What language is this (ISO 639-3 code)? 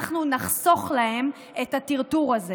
heb